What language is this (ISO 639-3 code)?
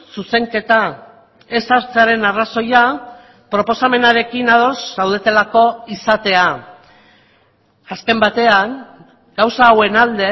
eus